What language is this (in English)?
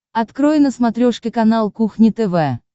Russian